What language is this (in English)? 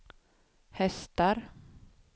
Swedish